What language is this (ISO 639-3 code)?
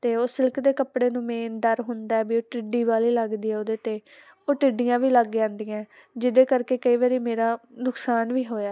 pan